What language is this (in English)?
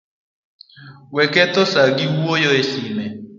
Luo (Kenya and Tanzania)